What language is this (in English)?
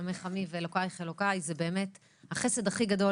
Hebrew